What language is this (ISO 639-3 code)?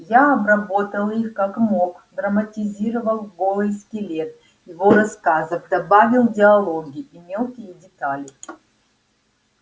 rus